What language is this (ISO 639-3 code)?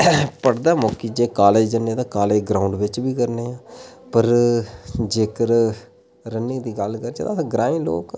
doi